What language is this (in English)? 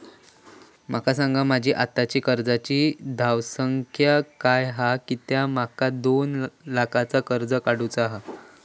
Marathi